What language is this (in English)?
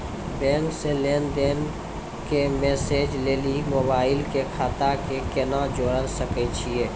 Maithili